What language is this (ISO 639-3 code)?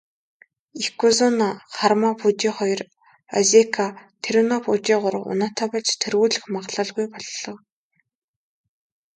mon